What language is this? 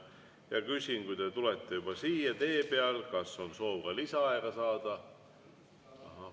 Estonian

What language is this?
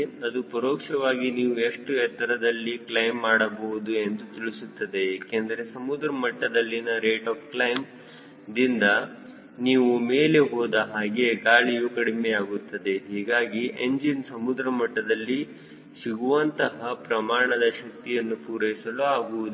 Kannada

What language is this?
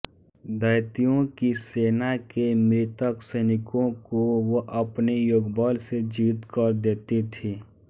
Hindi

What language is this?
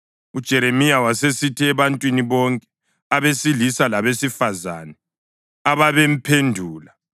North Ndebele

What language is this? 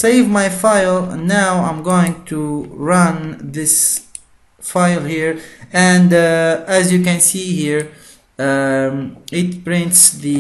English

